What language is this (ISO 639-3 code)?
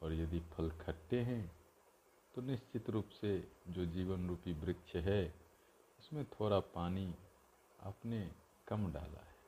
hin